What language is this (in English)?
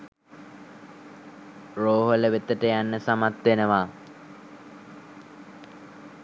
Sinhala